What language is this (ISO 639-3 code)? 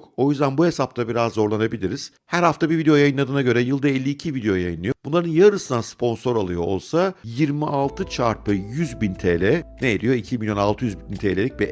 tur